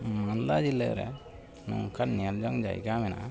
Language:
Santali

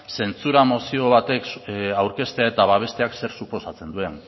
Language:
Basque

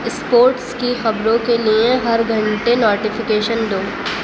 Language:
Urdu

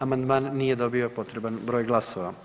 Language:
Croatian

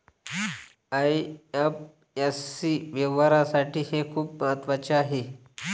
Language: Marathi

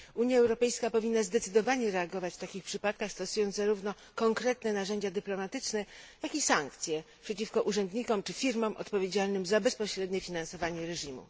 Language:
Polish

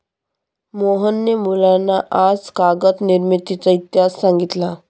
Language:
Marathi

